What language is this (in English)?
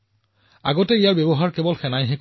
Assamese